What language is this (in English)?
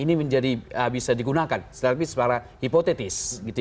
Indonesian